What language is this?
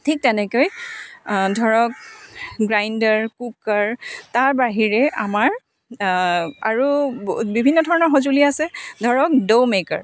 Assamese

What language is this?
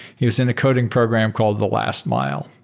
English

